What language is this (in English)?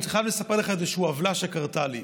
Hebrew